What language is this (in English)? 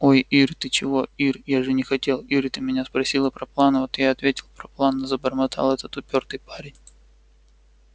Russian